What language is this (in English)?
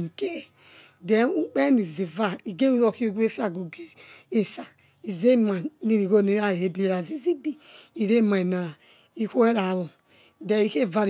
Yekhee